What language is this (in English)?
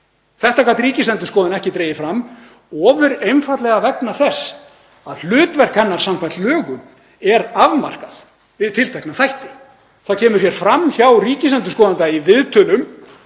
Icelandic